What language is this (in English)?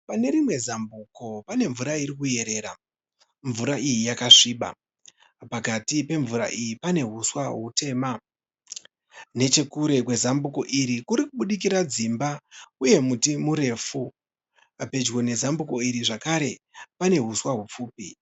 Shona